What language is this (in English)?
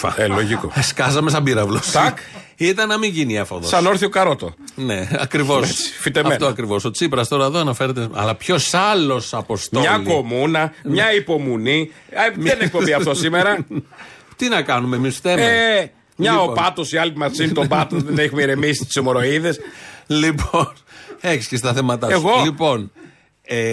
Greek